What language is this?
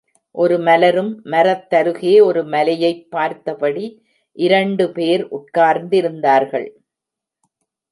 Tamil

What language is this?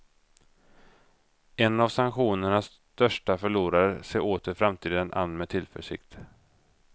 Swedish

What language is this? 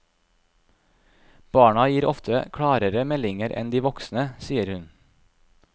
Norwegian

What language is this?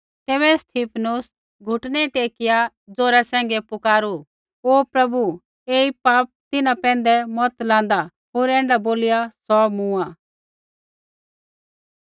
Kullu Pahari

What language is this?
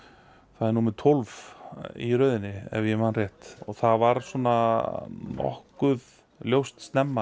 Icelandic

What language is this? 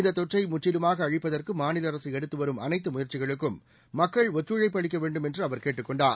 Tamil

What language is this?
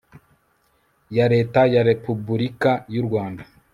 Kinyarwanda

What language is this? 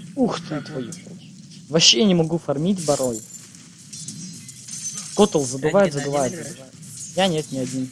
Russian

